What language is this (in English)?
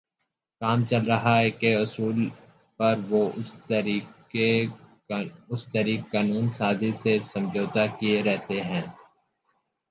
Urdu